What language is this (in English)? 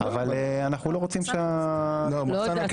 Hebrew